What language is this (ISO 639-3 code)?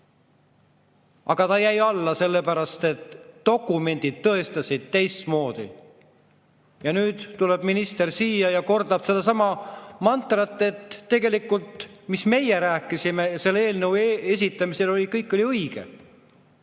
est